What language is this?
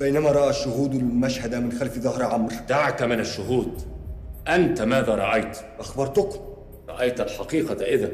Arabic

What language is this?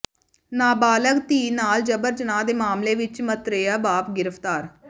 Punjabi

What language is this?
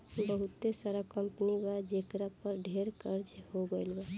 Bhojpuri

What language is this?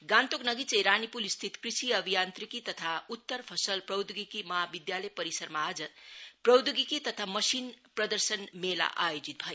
Nepali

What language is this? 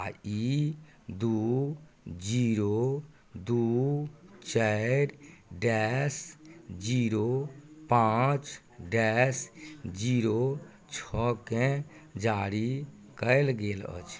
Maithili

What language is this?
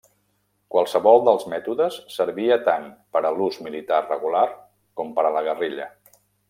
Catalan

